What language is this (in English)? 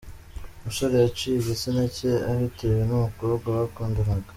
Kinyarwanda